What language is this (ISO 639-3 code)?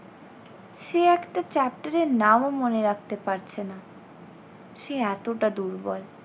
ben